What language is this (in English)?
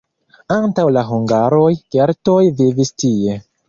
Esperanto